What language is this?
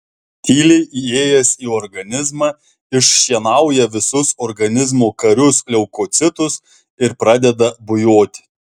Lithuanian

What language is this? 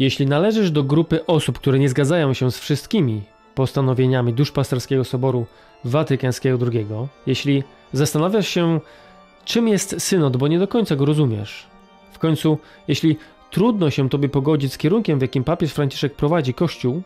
Polish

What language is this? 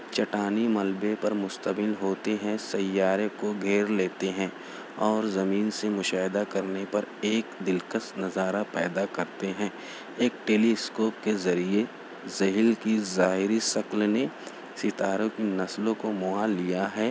Urdu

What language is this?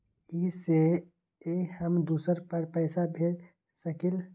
Magahi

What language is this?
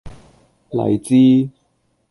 Cantonese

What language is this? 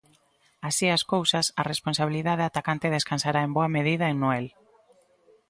Galician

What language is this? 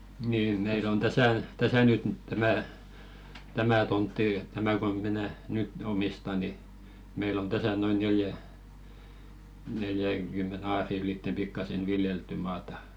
Finnish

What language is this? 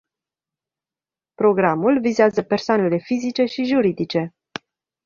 Romanian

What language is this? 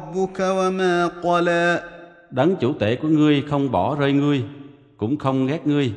Vietnamese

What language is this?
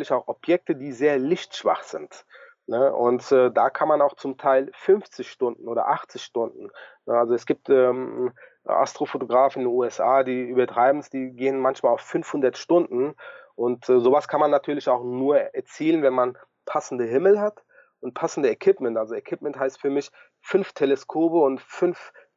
German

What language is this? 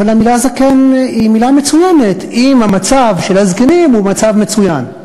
Hebrew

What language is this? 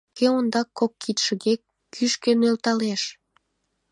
Mari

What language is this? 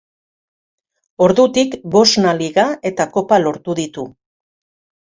Basque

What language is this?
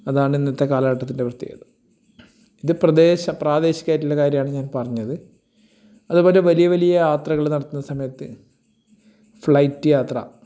Malayalam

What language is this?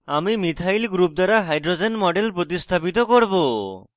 Bangla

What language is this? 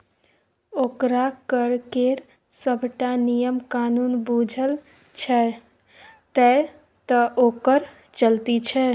Maithili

